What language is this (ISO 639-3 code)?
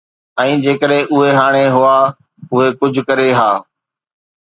snd